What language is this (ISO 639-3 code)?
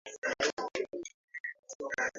swa